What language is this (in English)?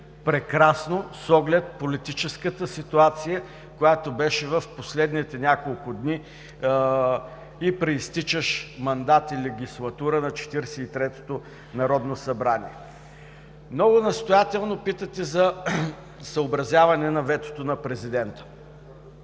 Bulgarian